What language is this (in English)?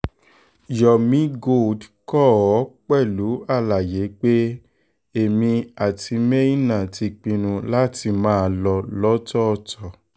Yoruba